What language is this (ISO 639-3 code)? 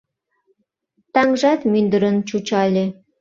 chm